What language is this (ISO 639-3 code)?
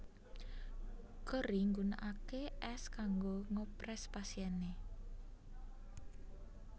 jav